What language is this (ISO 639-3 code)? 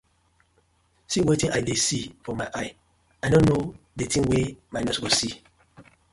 pcm